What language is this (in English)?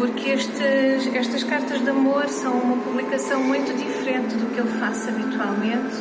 Portuguese